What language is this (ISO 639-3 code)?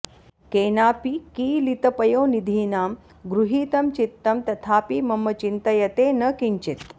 san